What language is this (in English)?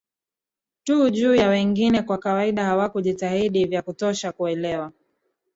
Swahili